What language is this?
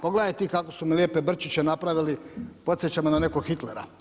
Croatian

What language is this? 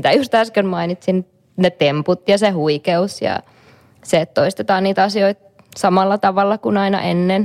Finnish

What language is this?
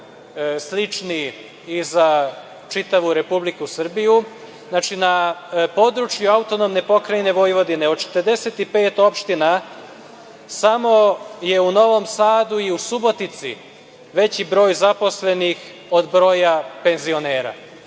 Serbian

